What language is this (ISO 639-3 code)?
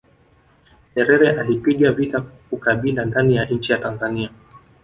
swa